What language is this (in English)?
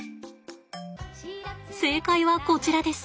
Japanese